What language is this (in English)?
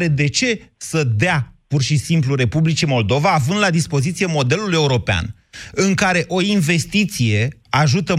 Romanian